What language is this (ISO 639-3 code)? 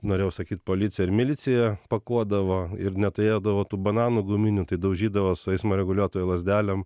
lit